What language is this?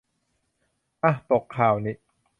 Thai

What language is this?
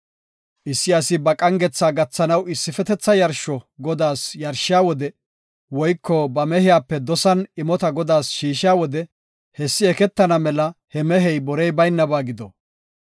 Gofa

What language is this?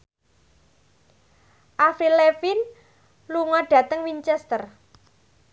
Javanese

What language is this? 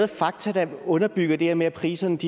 Danish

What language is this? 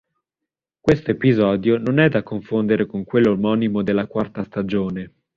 Italian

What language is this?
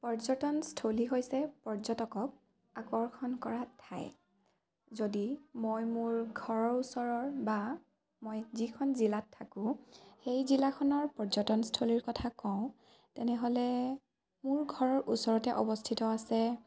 Assamese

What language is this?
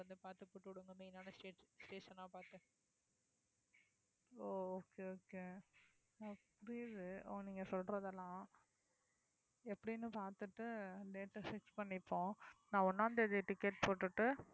Tamil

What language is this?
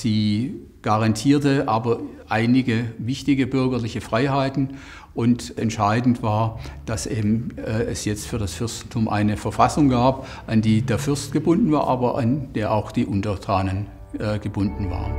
German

